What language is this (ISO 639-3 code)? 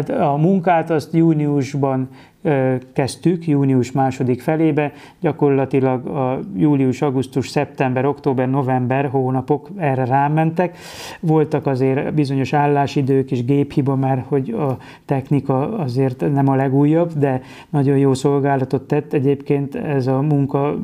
hun